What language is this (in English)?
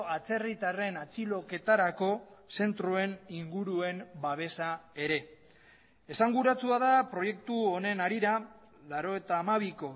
Basque